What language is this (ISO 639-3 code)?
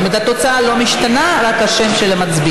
heb